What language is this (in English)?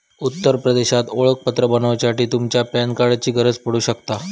Marathi